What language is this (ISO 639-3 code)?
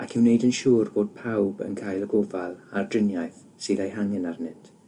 cym